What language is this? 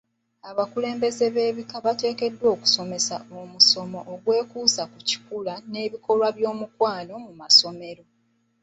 Ganda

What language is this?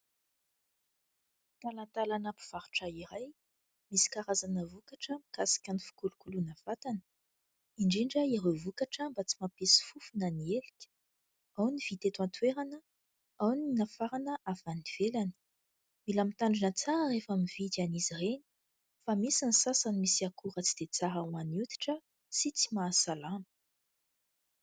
Malagasy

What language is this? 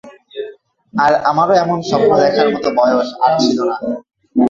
Bangla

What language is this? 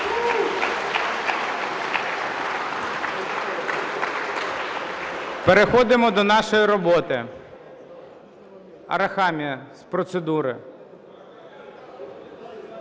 Ukrainian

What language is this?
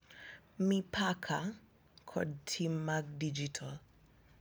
Luo (Kenya and Tanzania)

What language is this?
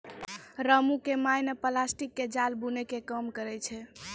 Maithili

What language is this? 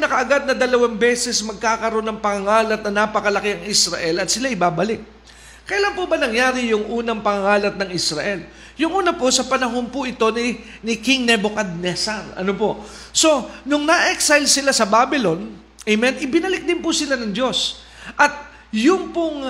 Filipino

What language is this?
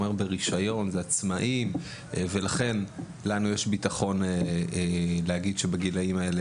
Hebrew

